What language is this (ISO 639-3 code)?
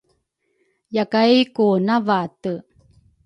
dru